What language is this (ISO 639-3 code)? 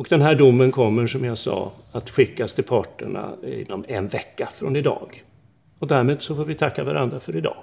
swe